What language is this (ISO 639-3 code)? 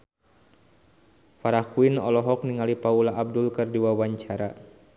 sun